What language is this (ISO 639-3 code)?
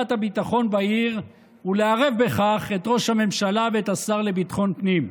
heb